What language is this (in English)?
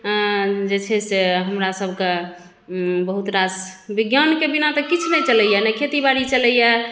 Maithili